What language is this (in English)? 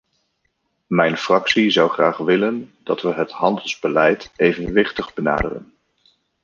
Dutch